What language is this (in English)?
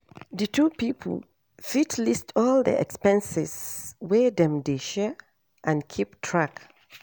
Nigerian Pidgin